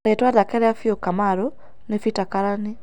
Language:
Kikuyu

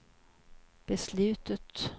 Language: Swedish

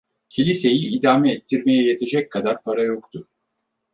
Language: Turkish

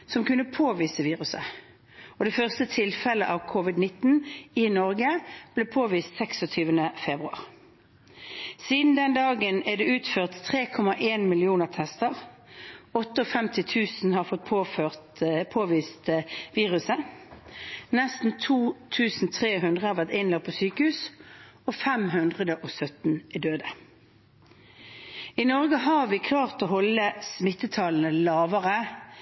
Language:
Norwegian Bokmål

